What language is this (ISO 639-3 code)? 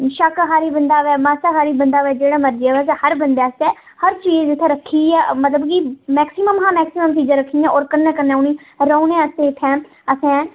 doi